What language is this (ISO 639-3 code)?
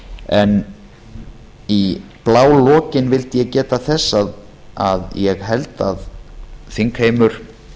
isl